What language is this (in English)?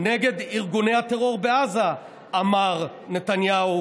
Hebrew